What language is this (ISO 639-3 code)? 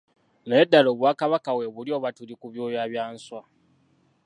lug